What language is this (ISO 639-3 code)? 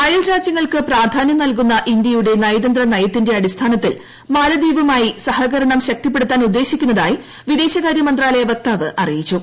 mal